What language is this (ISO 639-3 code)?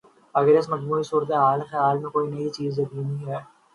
urd